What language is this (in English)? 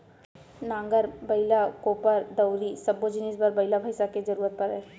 Chhattisgarhi